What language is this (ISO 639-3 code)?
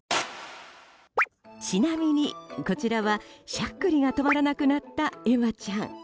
jpn